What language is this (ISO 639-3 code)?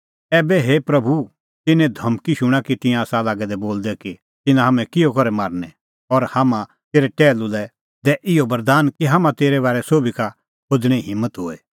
kfx